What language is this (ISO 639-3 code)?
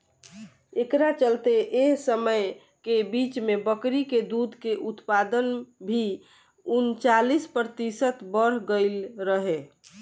bho